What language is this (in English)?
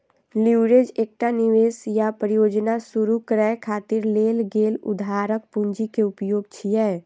Maithili